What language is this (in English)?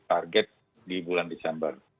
Indonesian